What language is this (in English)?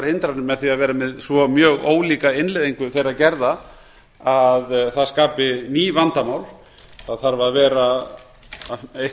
Icelandic